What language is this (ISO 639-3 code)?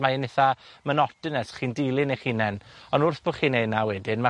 cym